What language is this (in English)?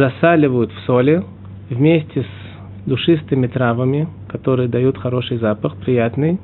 Russian